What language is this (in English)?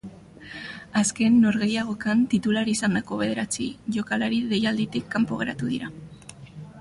Basque